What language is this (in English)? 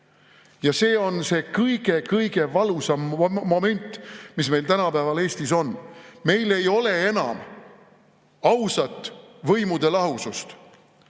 Estonian